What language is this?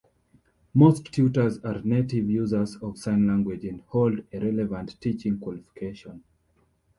English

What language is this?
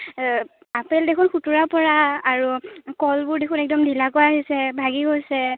Assamese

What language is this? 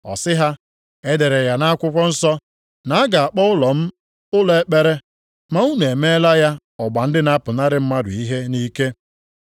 Igbo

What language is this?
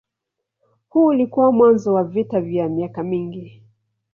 Swahili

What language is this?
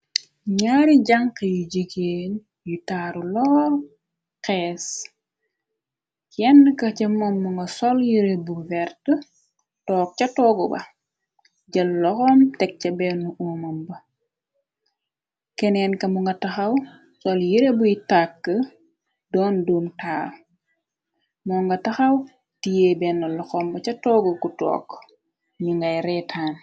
Wolof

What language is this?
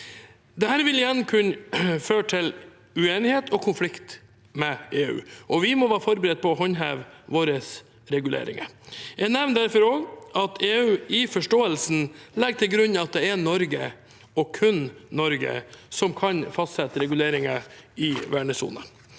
Norwegian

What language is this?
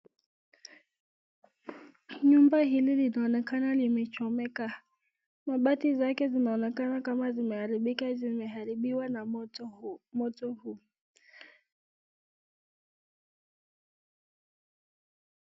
Swahili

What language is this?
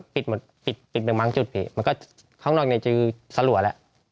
Thai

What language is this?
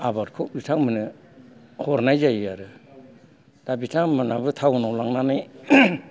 Bodo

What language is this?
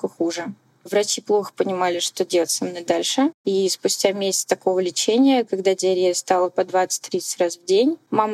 Russian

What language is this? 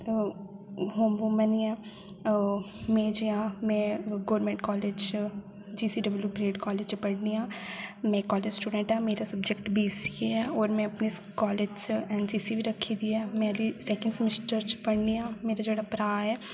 Dogri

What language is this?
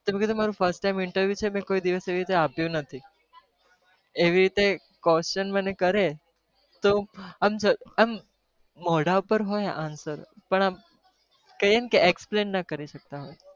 Gujarati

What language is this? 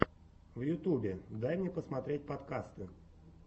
Russian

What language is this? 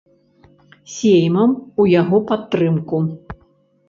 Belarusian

